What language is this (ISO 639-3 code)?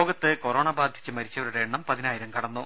mal